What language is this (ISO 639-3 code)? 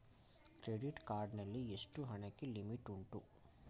kan